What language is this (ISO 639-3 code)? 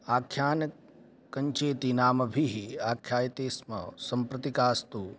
san